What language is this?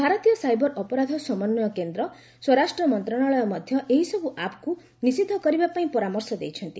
Odia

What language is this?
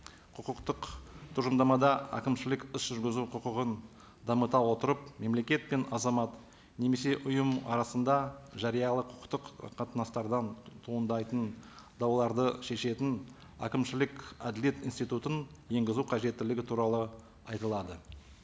Kazakh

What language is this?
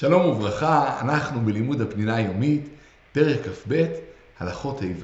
Hebrew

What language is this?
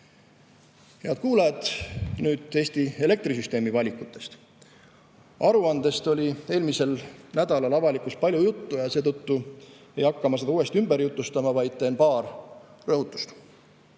Estonian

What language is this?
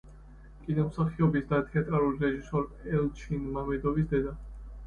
Georgian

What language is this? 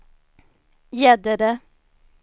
Swedish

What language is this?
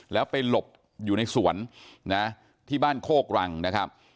Thai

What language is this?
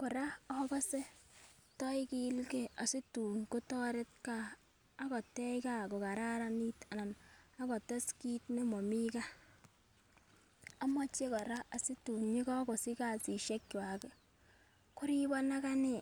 Kalenjin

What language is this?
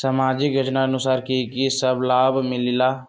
Magahi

